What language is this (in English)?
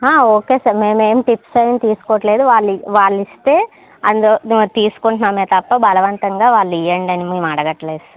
Telugu